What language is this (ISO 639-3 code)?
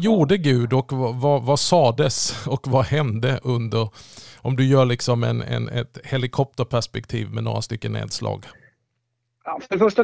swe